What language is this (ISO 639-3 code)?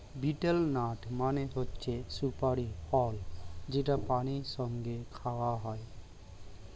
ben